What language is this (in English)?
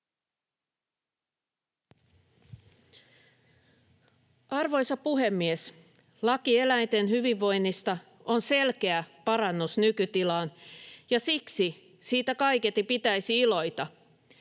Finnish